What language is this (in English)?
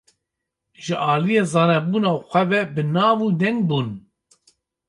Kurdish